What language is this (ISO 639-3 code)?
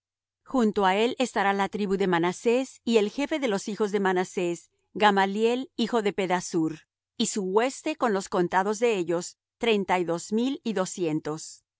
spa